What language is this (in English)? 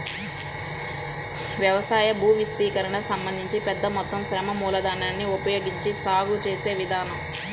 Telugu